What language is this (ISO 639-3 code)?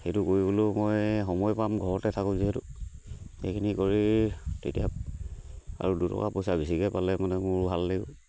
asm